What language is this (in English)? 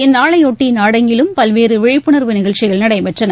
Tamil